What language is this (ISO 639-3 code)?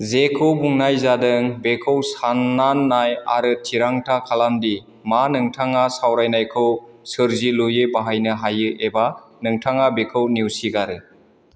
brx